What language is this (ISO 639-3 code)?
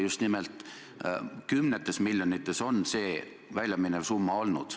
est